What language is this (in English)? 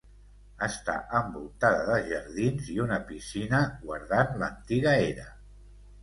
Catalan